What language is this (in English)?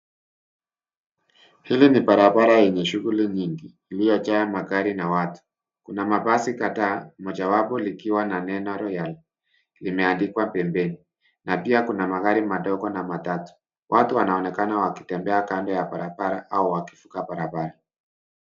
Swahili